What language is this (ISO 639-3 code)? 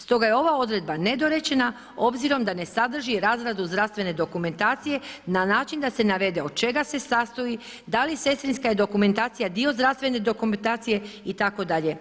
hrv